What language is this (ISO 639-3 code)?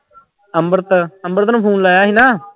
pan